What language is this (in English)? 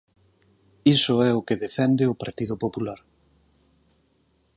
Galician